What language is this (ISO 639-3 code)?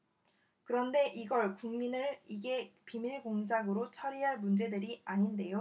kor